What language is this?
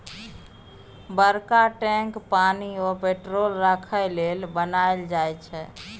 Maithili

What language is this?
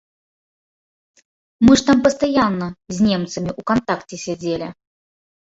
Belarusian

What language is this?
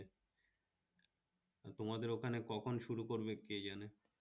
Bangla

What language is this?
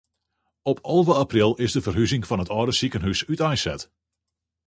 Western Frisian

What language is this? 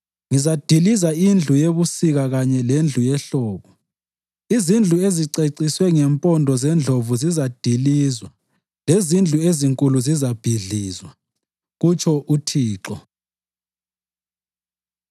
North Ndebele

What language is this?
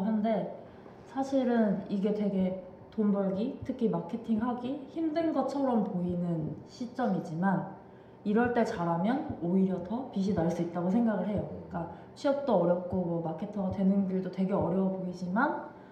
Korean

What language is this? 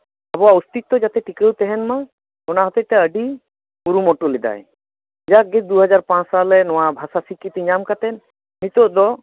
Santali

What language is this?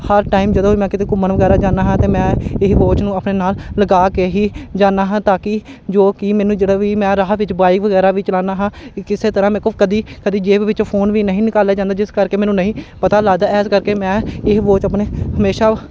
Punjabi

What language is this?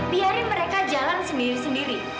Indonesian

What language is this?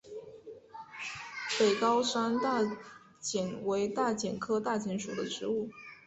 Chinese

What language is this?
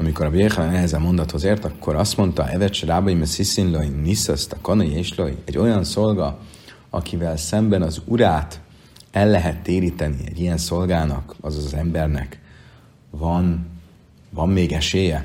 Hungarian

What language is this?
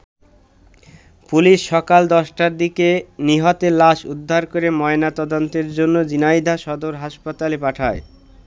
Bangla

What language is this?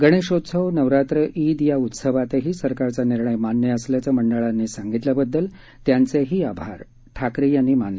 Marathi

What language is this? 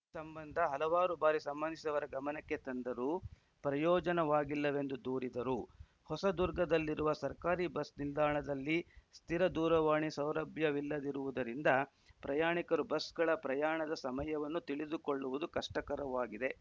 Kannada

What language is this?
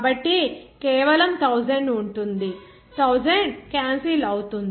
Telugu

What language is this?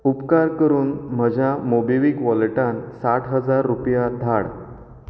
Konkani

